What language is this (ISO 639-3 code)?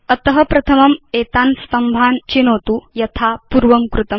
san